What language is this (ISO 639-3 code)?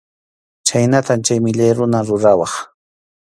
qxu